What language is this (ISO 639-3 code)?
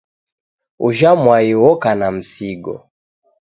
dav